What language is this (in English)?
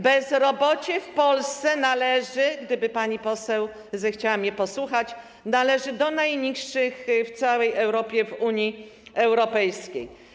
Polish